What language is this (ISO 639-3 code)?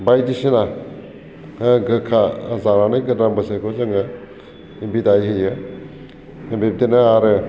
brx